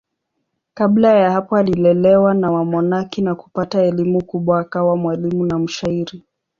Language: Swahili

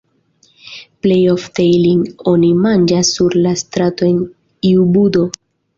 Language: Esperanto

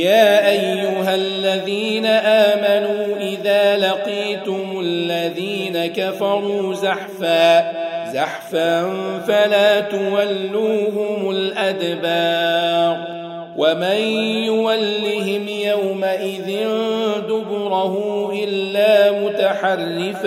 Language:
Arabic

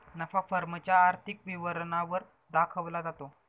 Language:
Marathi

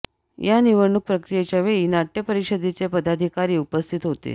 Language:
Marathi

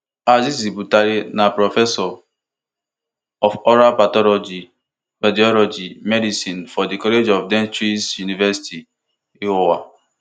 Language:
Nigerian Pidgin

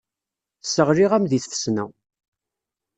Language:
Kabyle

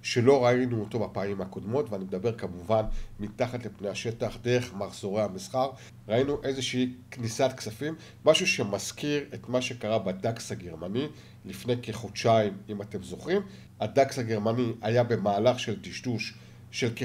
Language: Hebrew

